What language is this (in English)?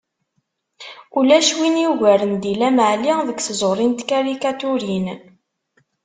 Kabyle